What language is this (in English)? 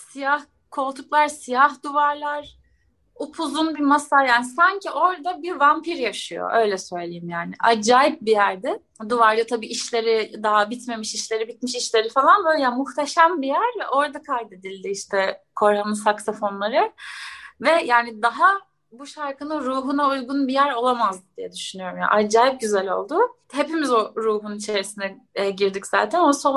Turkish